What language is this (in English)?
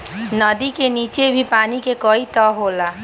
Bhojpuri